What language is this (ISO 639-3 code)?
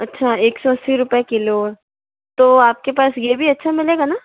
hin